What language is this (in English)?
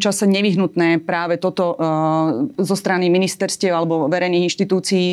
Slovak